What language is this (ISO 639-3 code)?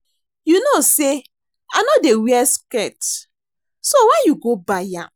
pcm